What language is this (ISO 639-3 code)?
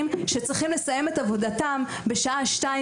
heb